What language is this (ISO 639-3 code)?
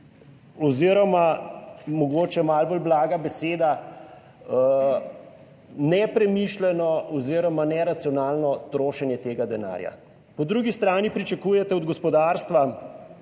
slv